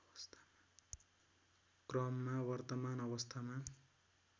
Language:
Nepali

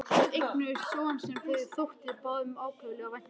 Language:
Icelandic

